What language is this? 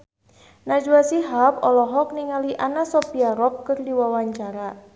Sundanese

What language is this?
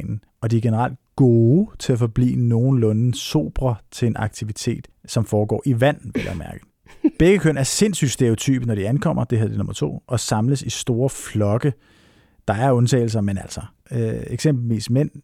Danish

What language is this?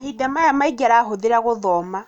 Kikuyu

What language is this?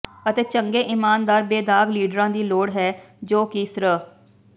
Punjabi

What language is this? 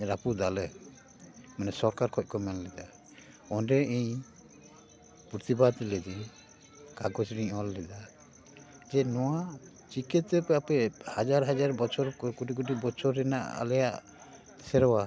Santali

